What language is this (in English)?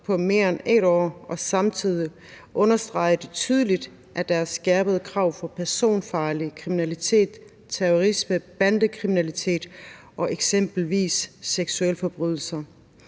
Danish